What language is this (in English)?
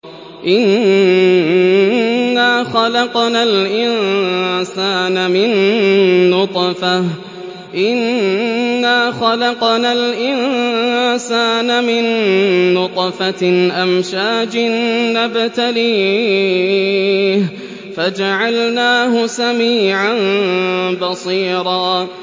Arabic